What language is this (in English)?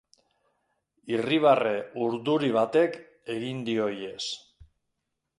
Basque